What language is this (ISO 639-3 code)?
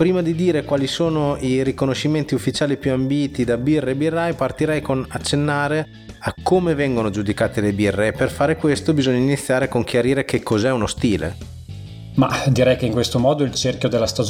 ita